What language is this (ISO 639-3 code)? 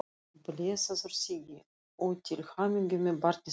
isl